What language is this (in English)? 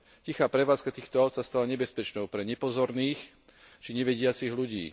Slovak